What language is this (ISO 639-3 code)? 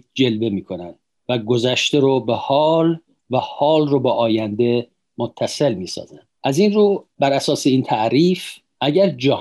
fas